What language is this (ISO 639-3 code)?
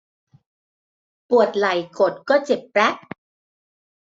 tha